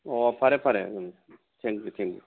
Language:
Manipuri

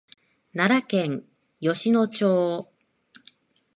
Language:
Japanese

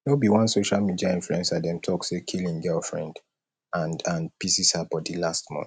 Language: Nigerian Pidgin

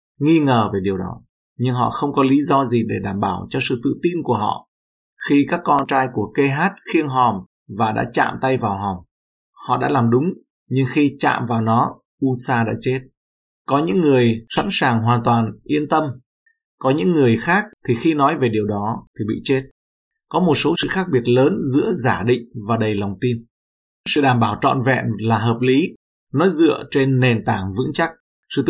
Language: Vietnamese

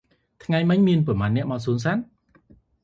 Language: Khmer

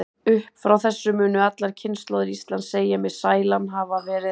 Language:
Icelandic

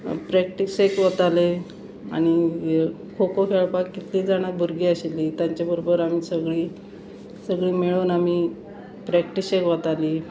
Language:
Konkani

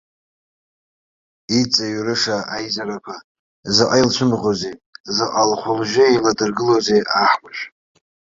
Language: Abkhazian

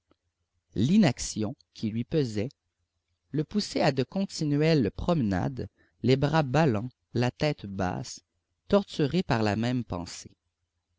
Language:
French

